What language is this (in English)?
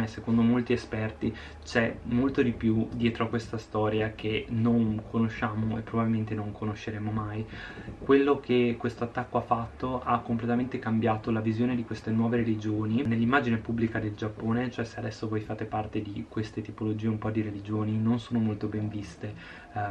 Italian